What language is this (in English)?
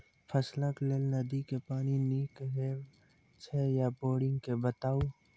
Maithili